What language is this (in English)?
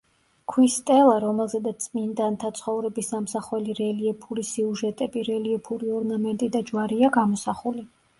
Georgian